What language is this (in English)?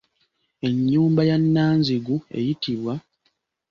Ganda